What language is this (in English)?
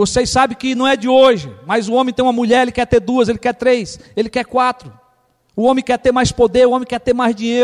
Portuguese